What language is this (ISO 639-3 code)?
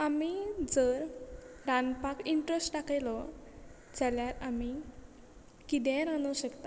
kok